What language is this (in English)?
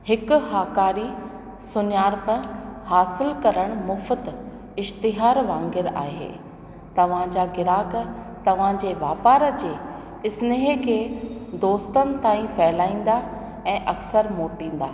Sindhi